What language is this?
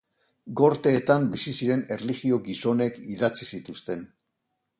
Basque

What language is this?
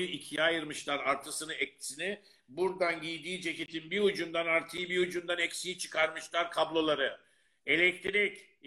Turkish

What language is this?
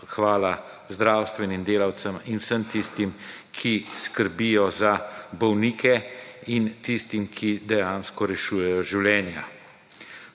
Slovenian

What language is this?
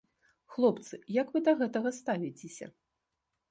Belarusian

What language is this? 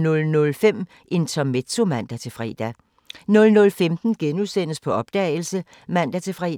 Danish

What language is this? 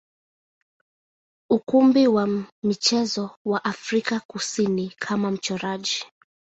Swahili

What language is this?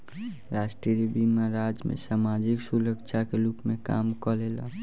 Bhojpuri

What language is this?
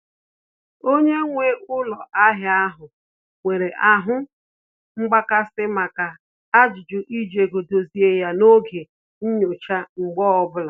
Igbo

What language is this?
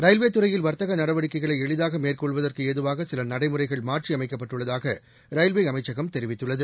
Tamil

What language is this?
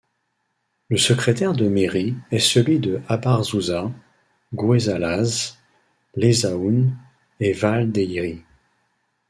French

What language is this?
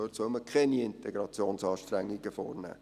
Swiss German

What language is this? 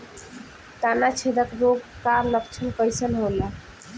Bhojpuri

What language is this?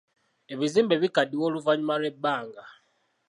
Ganda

